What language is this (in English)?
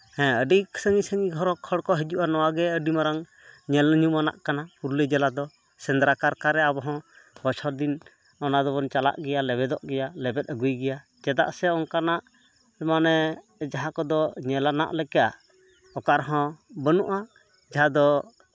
Santali